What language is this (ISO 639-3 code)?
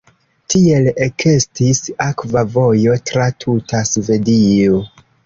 epo